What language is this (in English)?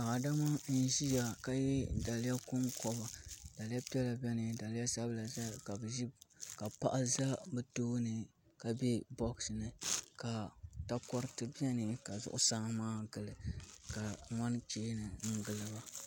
Dagbani